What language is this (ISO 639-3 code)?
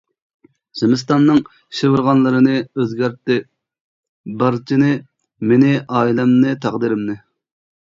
uig